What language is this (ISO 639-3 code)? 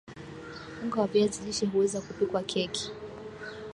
swa